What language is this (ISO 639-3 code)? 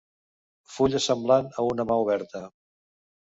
cat